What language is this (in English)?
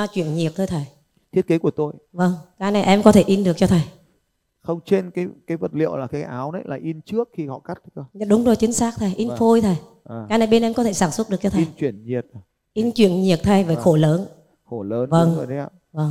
Vietnamese